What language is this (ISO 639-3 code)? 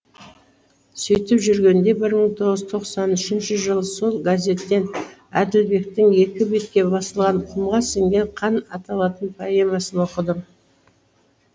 kaz